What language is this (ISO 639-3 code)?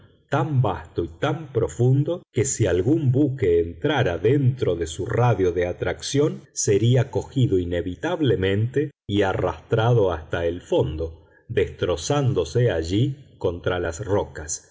spa